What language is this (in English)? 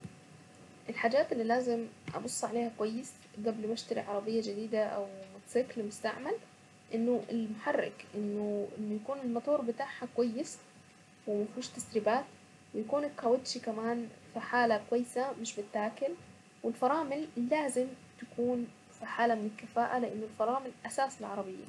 Saidi Arabic